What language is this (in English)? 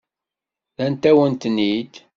Kabyle